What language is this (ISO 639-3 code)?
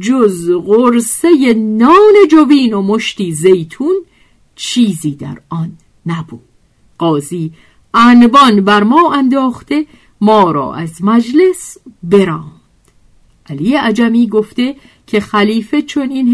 fas